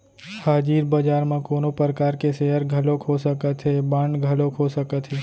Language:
Chhattisgarhi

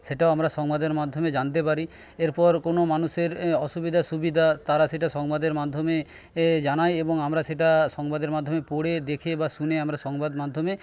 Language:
Bangla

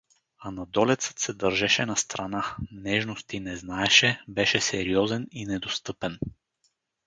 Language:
Bulgarian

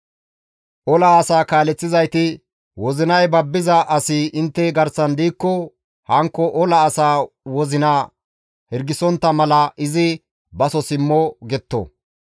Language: Gamo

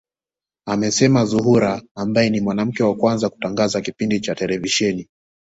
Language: Swahili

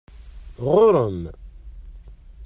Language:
Kabyle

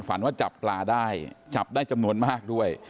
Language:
Thai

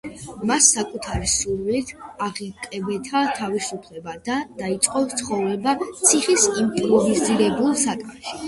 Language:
Georgian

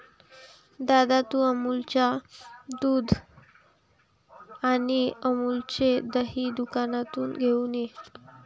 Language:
Marathi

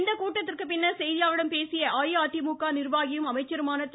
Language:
Tamil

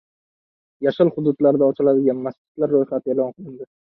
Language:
Uzbek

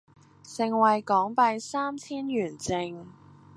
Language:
Cantonese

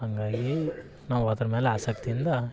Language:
Kannada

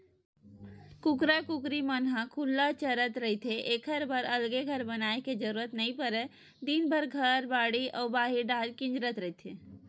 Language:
Chhattisgarhi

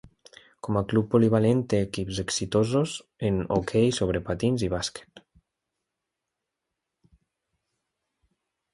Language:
Catalan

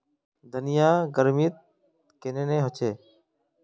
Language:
Magahi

